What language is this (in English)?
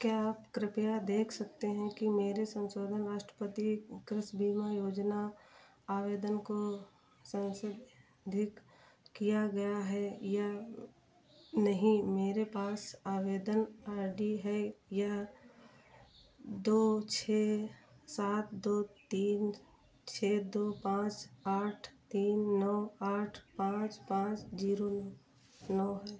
Hindi